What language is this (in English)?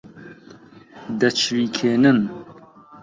Central Kurdish